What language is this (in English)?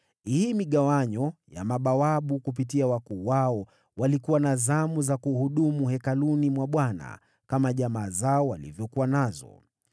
Swahili